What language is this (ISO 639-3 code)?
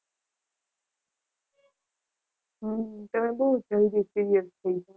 guj